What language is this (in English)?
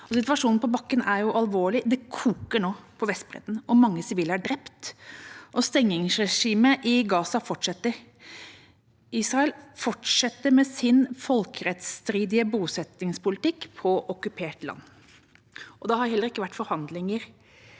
Norwegian